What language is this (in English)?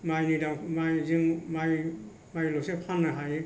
Bodo